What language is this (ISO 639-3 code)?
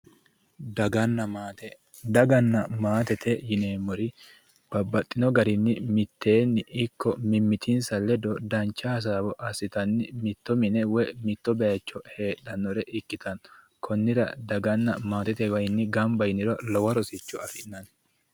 sid